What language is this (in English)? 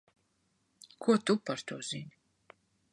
Latvian